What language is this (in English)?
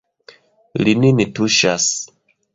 Esperanto